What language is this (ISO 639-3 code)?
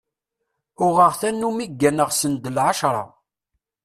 kab